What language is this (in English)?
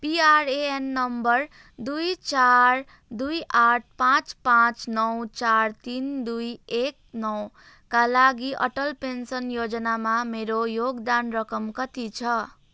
Nepali